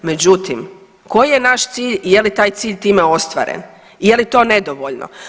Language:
Croatian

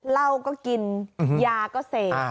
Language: Thai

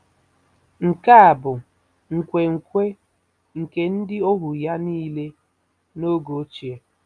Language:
Igbo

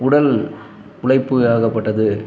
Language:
Tamil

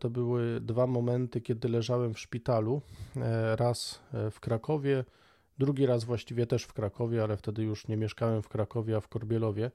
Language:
Polish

